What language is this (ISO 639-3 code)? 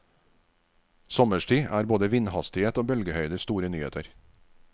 nor